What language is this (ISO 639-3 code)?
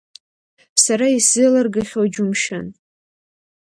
abk